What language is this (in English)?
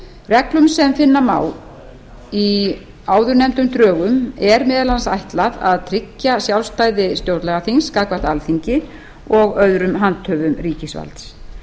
Icelandic